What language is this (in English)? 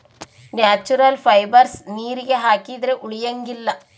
Kannada